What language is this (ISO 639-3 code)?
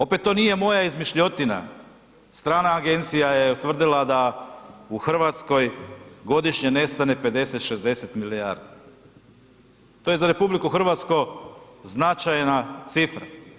hrv